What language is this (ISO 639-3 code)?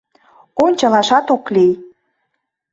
chm